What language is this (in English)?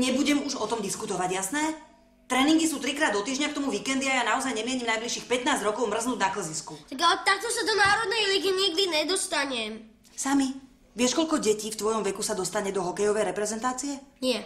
Slovak